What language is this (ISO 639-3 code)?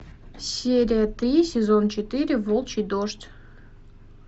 rus